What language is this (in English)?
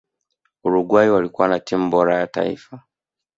Swahili